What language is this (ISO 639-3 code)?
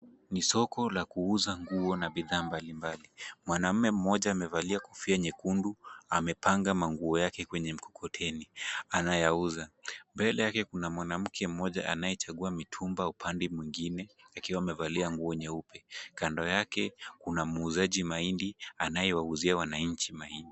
swa